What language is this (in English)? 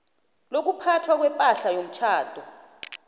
South Ndebele